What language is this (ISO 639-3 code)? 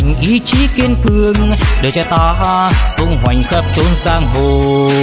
vie